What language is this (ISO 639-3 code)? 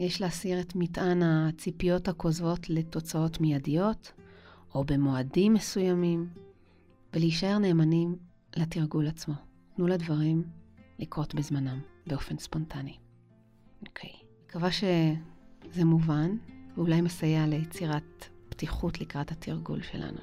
heb